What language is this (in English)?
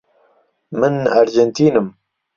Central Kurdish